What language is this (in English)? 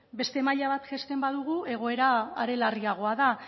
Basque